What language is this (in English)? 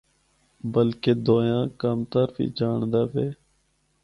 Northern Hindko